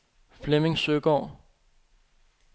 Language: Danish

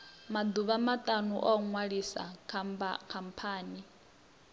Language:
Venda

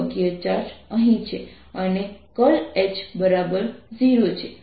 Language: Gujarati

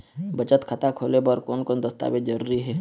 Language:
Chhattisgarhi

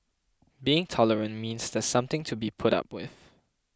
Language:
English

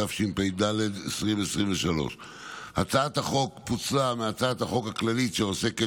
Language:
Hebrew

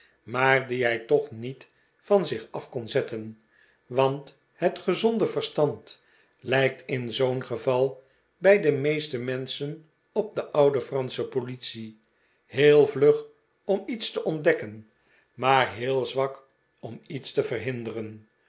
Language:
Dutch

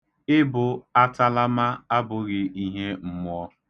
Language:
Igbo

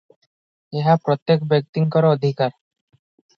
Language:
Odia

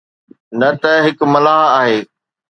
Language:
Sindhi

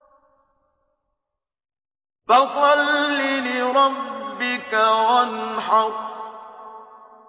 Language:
Arabic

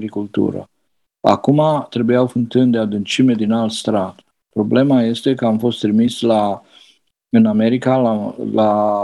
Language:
Romanian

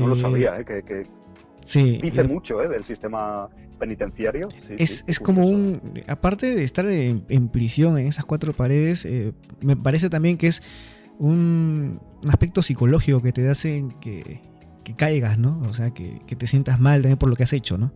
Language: Spanish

